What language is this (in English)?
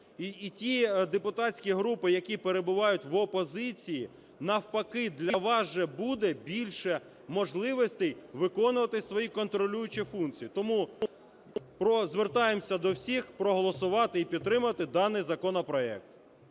Ukrainian